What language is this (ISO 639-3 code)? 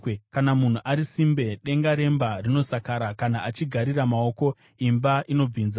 sna